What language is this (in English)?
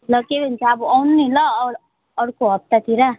Nepali